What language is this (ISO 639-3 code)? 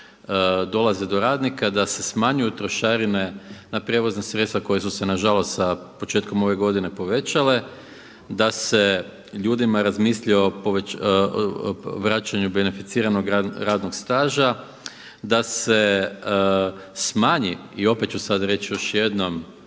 hrv